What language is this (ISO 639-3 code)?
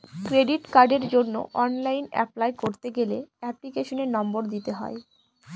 ben